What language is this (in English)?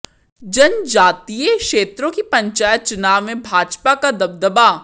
Hindi